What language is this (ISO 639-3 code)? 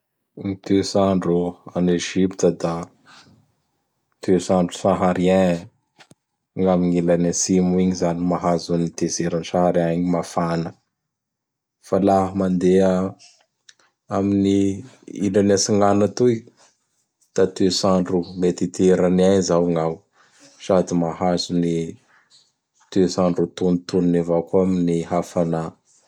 bhr